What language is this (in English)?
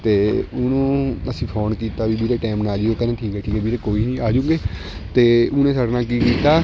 Punjabi